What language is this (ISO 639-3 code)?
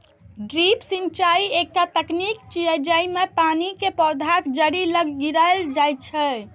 mai